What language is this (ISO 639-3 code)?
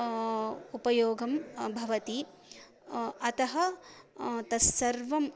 san